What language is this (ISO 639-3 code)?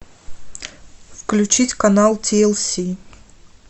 rus